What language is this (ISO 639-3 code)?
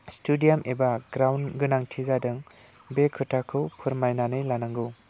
brx